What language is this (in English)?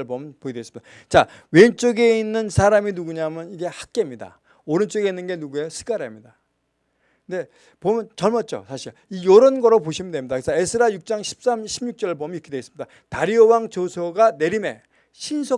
Korean